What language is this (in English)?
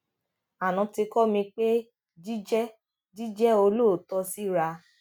Yoruba